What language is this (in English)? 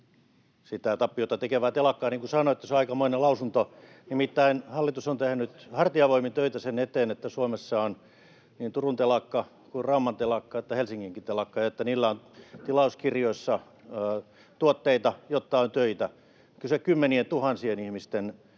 Finnish